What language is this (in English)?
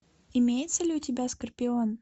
Russian